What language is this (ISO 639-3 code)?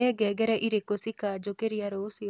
kik